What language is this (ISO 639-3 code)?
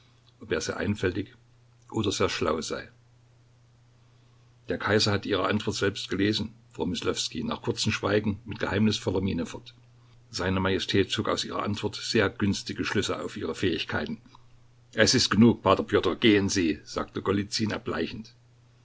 deu